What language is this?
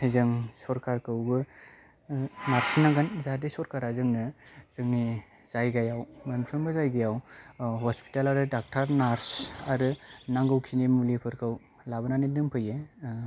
Bodo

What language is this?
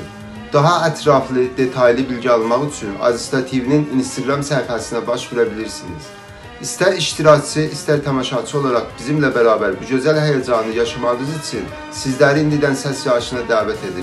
Turkish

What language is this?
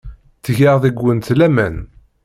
Kabyle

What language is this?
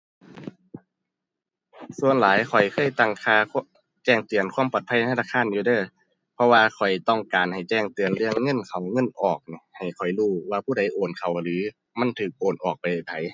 Thai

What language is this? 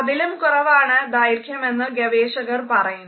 Malayalam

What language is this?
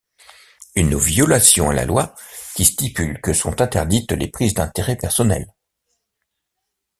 French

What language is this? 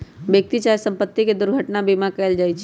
Magahi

